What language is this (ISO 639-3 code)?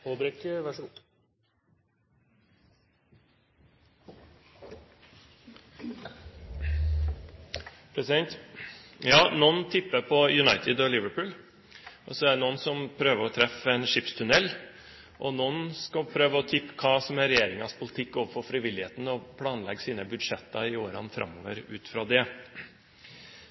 nob